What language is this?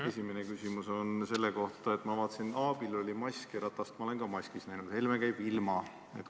Estonian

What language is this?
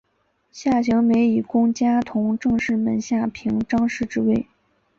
Chinese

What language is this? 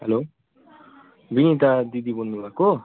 Nepali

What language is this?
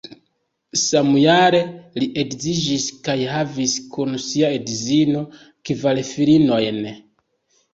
Esperanto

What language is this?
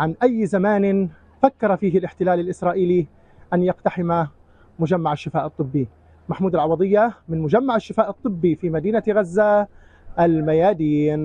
Arabic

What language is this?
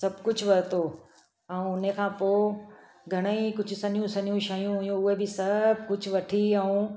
Sindhi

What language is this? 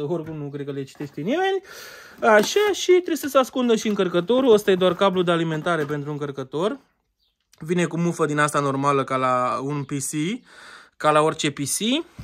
Romanian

